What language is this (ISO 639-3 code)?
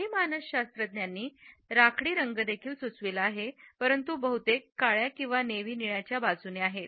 mar